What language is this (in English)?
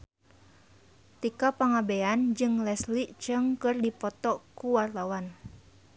Sundanese